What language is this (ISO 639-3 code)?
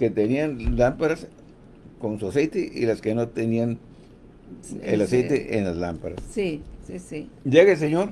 spa